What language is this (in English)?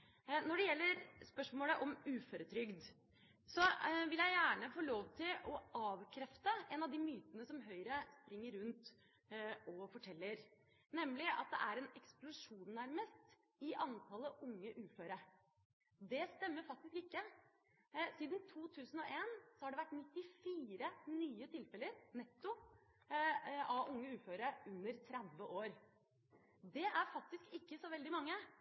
Norwegian Bokmål